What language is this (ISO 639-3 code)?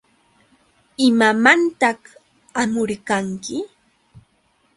qux